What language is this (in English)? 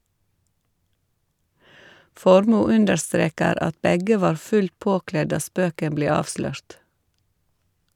Norwegian